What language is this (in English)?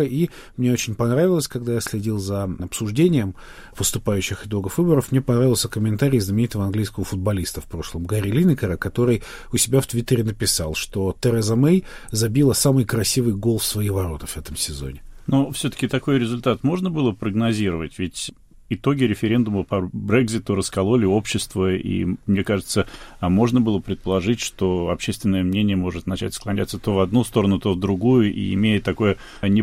Russian